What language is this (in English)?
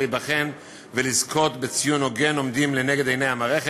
Hebrew